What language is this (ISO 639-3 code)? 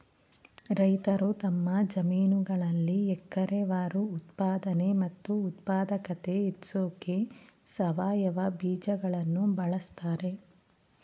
kan